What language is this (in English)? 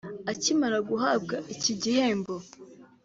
Kinyarwanda